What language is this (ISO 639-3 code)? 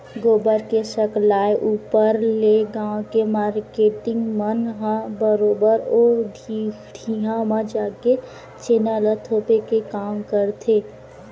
hne